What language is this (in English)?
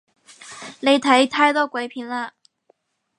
Cantonese